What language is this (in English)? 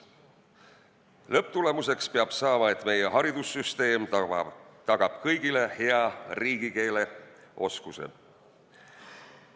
Estonian